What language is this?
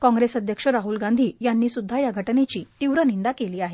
Marathi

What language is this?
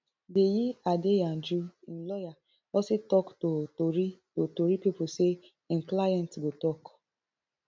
Nigerian Pidgin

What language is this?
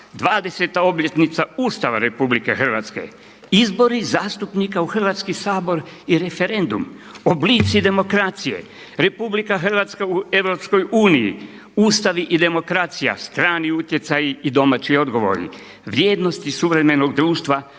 Croatian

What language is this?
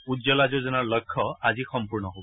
Assamese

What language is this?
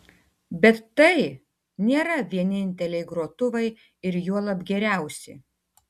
Lithuanian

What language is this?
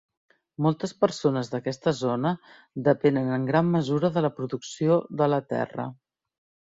Catalan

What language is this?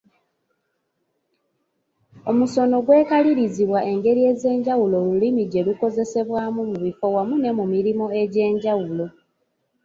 Ganda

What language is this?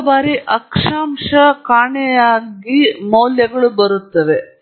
Kannada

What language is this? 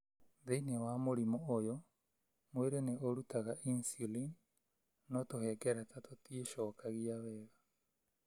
Kikuyu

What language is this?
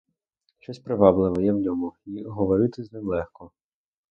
Ukrainian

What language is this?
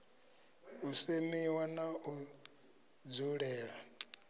Venda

